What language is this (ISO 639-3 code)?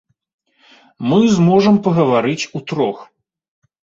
bel